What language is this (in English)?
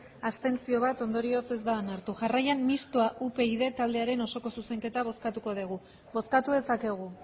Basque